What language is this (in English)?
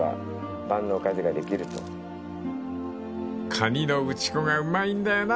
Japanese